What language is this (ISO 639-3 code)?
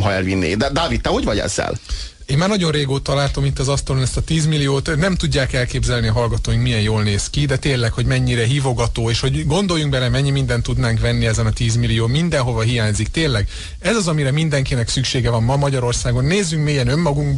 hun